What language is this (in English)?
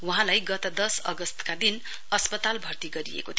Nepali